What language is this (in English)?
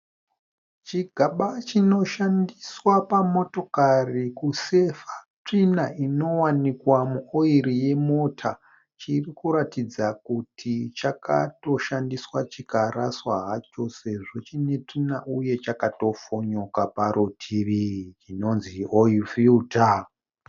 Shona